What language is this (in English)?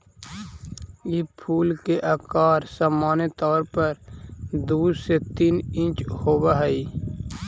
Magahi